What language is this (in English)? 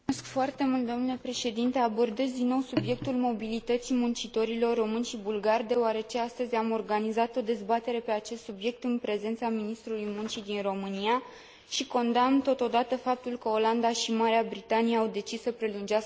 Romanian